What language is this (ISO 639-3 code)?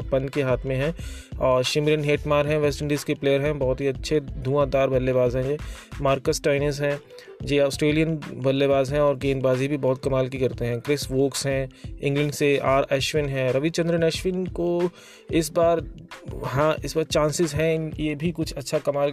hin